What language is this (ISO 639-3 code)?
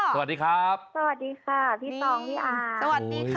tha